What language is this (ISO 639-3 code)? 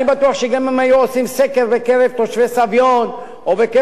heb